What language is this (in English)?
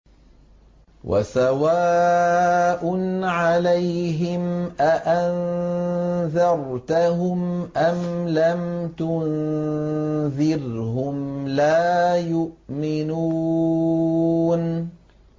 Arabic